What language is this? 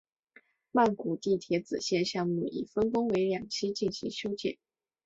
Chinese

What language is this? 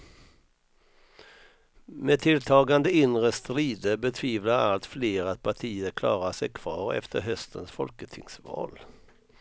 Swedish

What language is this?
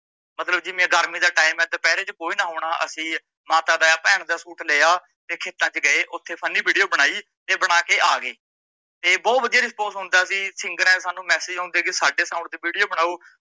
Punjabi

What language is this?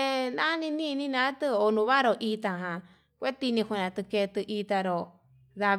Yutanduchi Mixtec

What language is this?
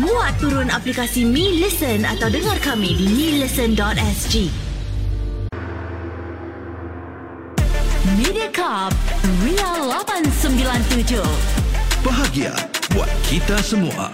Malay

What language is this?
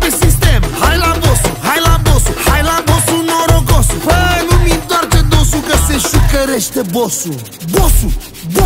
Romanian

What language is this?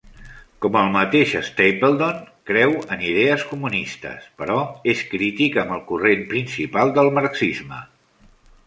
Catalan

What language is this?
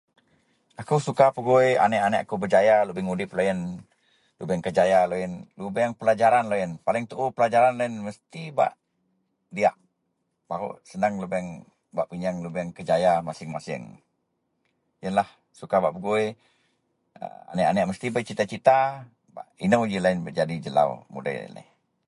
Central Melanau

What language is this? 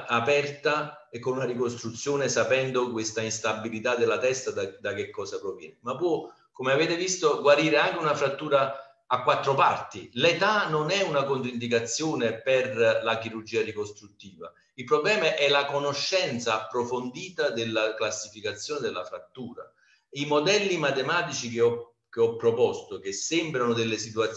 Italian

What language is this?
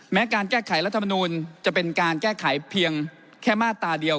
Thai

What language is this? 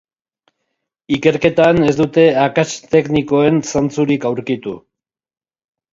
Basque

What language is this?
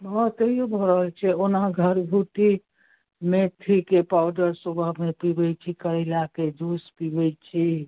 Maithili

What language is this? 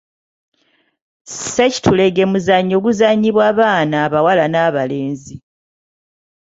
Ganda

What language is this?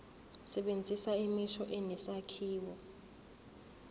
Zulu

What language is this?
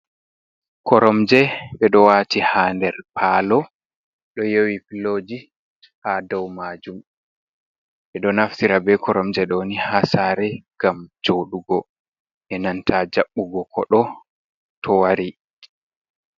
Fula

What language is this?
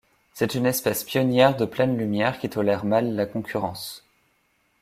French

